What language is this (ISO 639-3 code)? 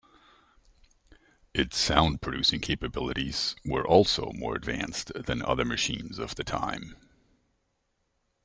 eng